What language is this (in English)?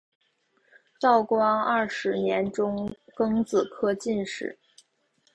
Chinese